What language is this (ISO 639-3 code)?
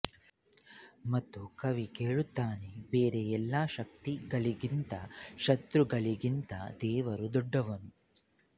kan